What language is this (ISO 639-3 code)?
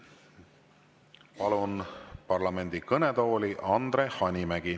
est